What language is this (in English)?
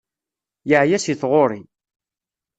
Kabyle